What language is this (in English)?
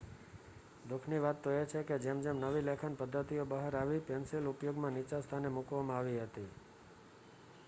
Gujarati